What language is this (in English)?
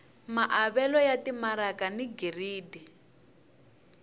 Tsonga